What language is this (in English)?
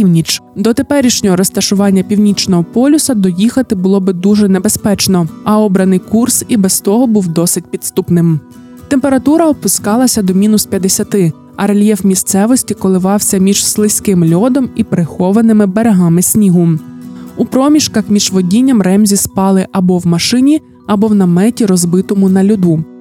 Ukrainian